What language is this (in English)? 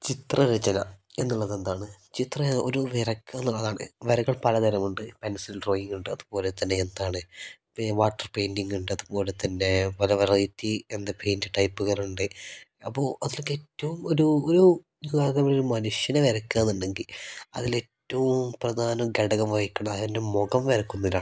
Malayalam